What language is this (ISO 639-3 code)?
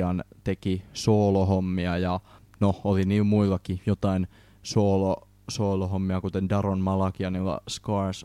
fin